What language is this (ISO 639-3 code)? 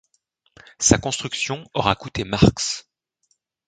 fra